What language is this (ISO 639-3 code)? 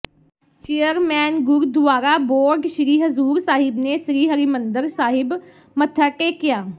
pan